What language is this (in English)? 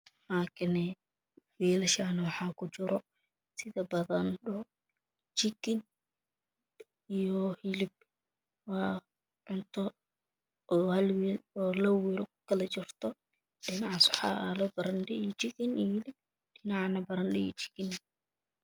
Somali